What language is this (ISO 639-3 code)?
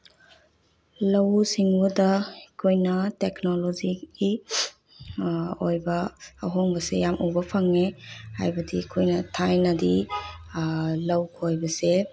mni